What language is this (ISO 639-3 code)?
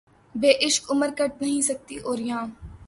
urd